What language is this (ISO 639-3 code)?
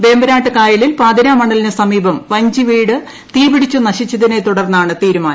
mal